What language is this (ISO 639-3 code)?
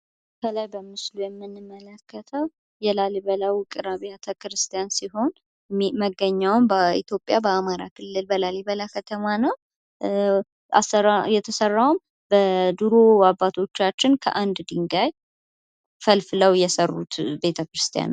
amh